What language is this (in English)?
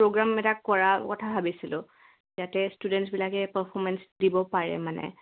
Assamese